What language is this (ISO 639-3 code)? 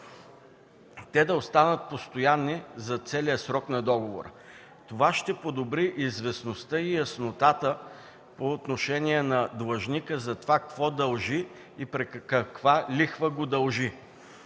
bul